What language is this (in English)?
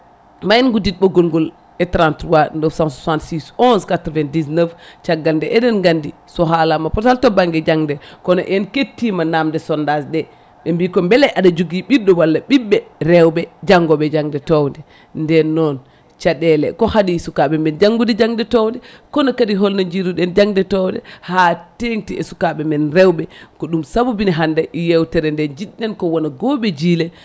Fula